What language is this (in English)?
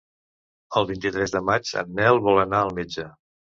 Catalan